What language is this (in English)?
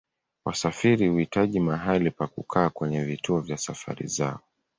Swahili